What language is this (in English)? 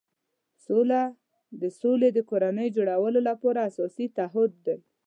Pashto